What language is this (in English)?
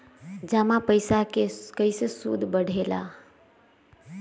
Magahi